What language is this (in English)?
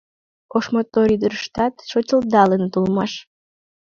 Mari